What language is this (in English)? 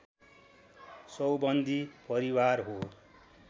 Nepali